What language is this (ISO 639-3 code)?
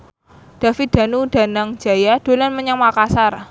jav